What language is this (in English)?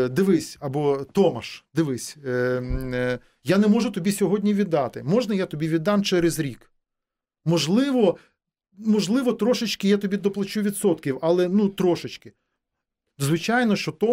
Ukrainian